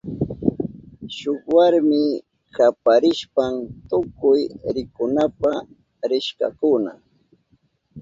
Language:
Southern Pastaza Quechua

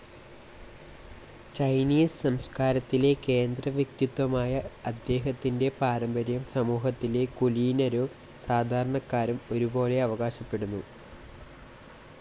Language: Malayalam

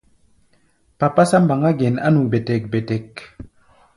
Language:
Gbaya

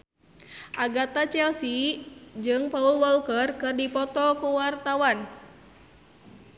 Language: Sundanese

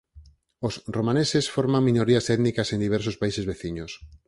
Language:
Galician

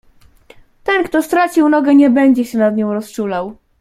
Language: Polish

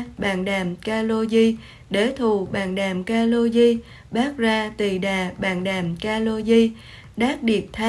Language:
Vietnamese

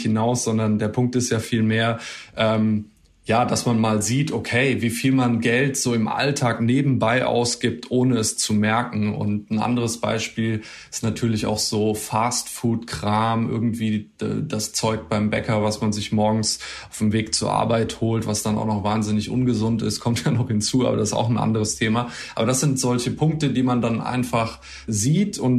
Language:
German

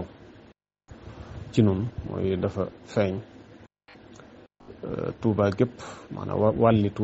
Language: Arabic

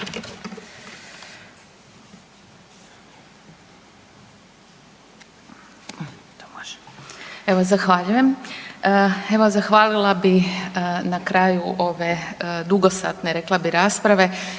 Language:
Croatian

